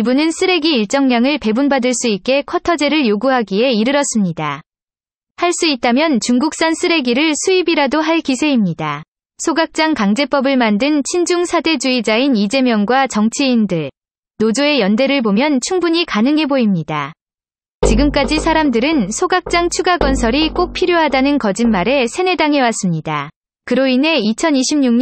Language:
Korean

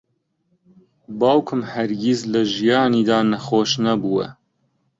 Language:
Central Kurdish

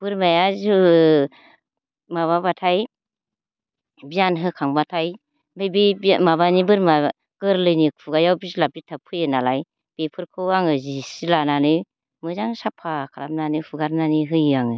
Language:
Bodo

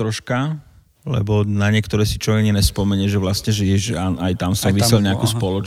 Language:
Slovak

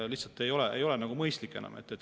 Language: Estonian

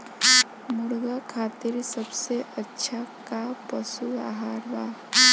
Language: Bhojpuri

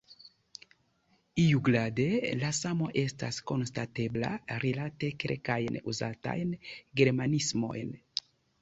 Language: Esperanto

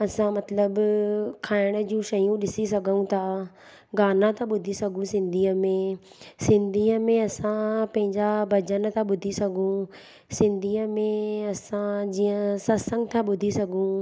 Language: Sindhi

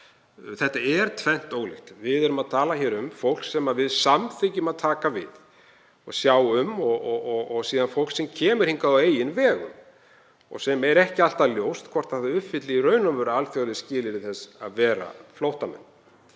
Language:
Icelandic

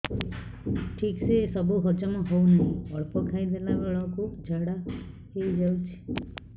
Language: Odia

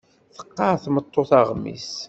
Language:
Kabyle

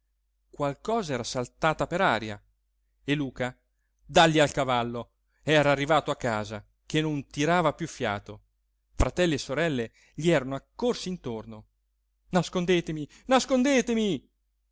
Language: Italian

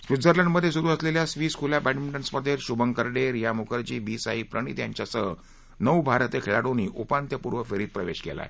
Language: Marathi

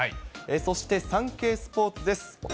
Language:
Japanese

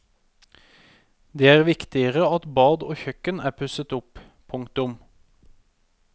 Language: Norwegian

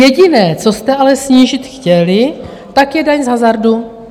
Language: Czech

